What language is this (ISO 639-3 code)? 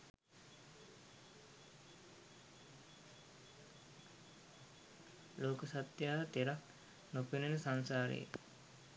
sin